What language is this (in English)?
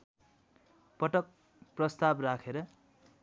Nepali